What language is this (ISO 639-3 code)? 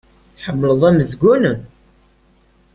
kab